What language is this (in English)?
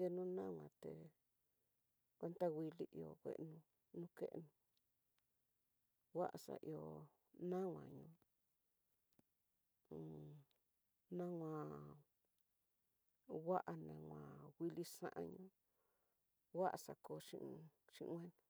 Tidaá Mixtec